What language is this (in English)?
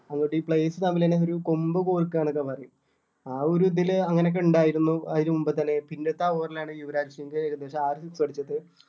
Malayalam